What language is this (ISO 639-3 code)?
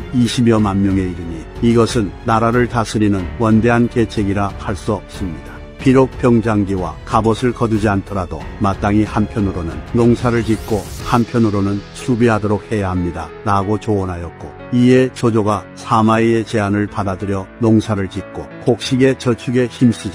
kor